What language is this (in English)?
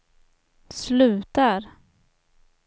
Swedish